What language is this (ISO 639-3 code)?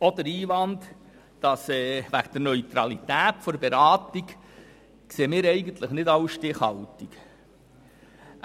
gsw